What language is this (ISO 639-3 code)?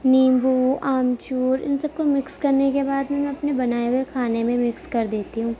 urd